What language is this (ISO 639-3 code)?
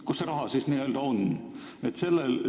est